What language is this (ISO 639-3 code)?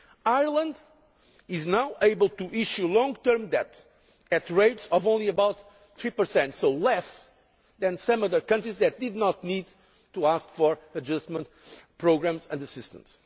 eng